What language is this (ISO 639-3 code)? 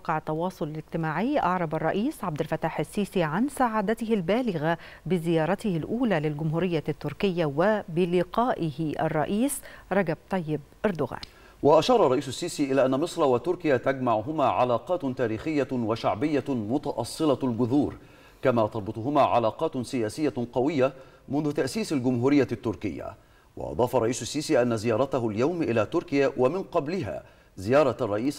ara